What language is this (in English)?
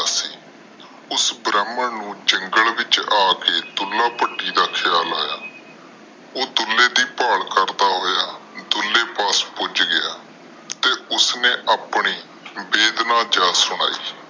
Punjabi